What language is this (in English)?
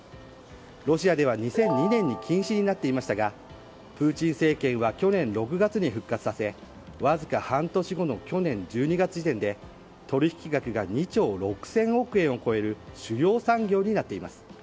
Japanese